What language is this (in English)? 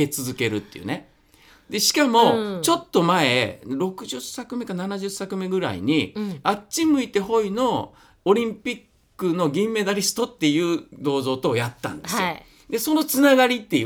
Japanese